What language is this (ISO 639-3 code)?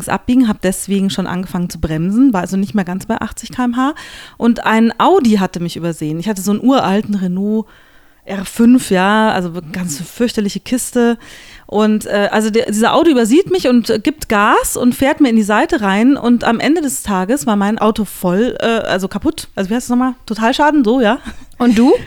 deu